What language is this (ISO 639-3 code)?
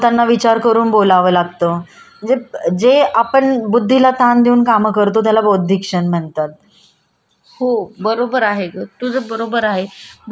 mar